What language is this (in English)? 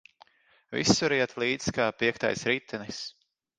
Latvian